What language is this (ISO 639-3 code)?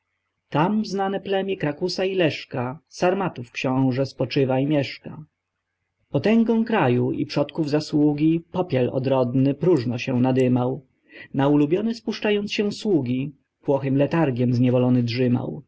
pol